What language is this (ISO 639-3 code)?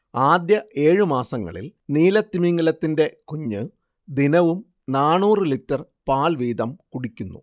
mal